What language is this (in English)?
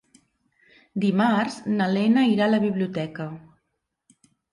Catalan